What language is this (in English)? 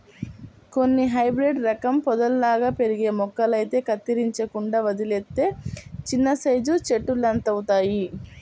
Telugu